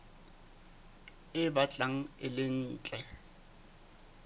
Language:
Southern Sotho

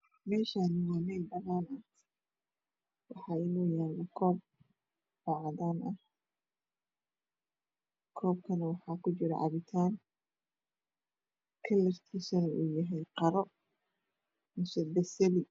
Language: Somali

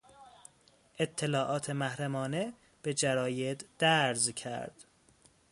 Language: Persian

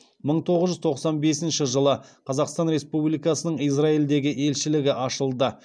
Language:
Kazakh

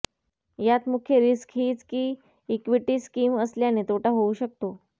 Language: Marathi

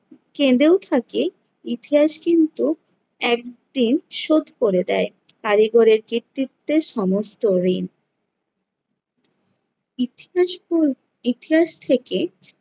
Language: Bangla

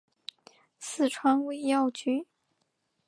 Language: Chinese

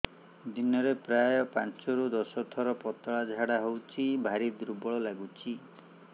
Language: Odia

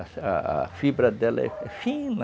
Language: Portuguese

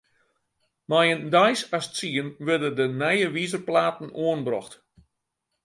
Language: Western Frisian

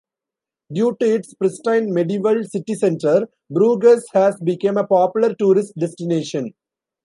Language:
English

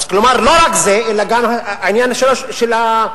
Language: Hebrew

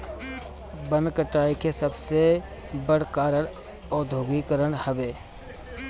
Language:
Bhojpuri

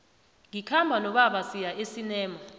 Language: South Ndebele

